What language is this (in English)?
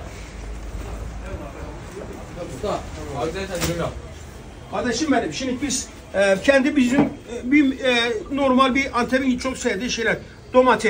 Turkish